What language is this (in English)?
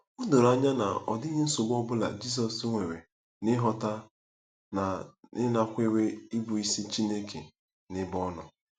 Igbo